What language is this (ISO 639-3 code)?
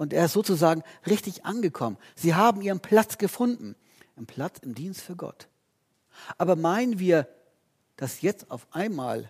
deu